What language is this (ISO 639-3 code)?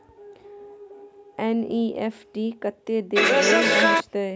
mai